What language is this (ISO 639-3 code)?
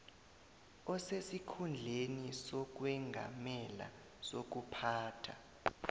nbl